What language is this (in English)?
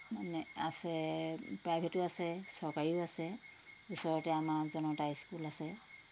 Assamese